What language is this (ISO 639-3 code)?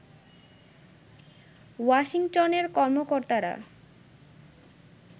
ben